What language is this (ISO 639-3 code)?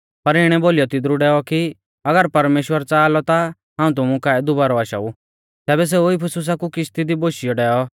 bfz